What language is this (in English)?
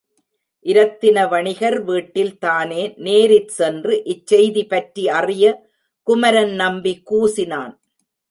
Tamil